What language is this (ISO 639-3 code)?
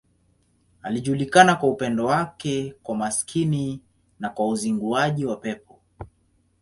swa